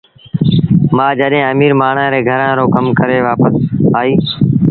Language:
Sindhi Bhil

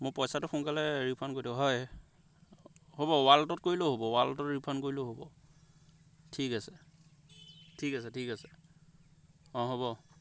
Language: Assamese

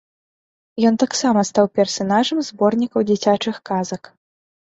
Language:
Belarusian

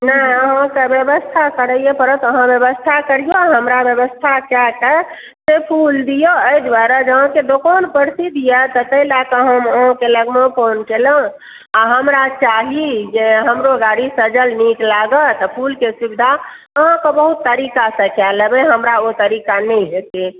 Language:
Maithili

